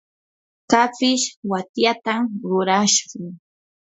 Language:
Yanahuanca Pasco Quechua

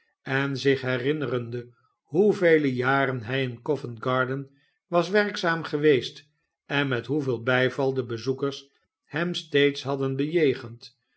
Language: Dutch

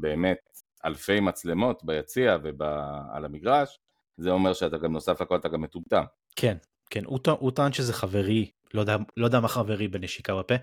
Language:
Hebrew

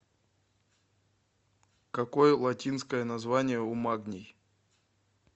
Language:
Russian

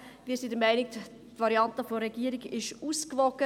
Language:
Swiss German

